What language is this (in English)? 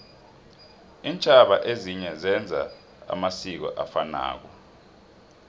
South Ndebele